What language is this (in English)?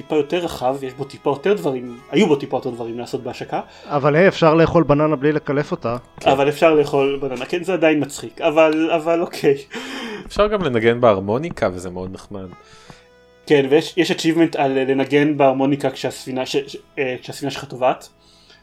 Hebrew